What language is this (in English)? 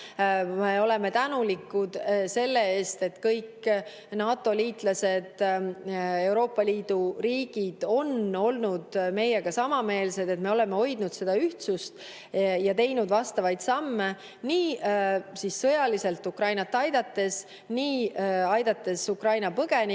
Estonian